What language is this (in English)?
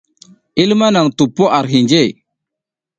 South Giziga